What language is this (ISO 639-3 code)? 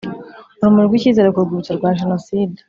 kin